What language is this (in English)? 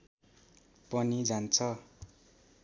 Nepali